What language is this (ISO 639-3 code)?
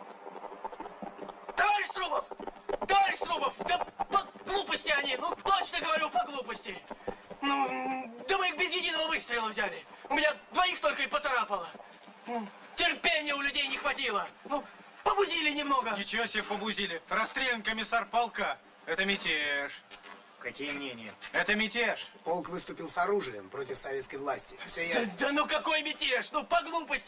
rus